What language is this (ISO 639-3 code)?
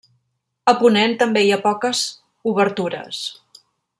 cat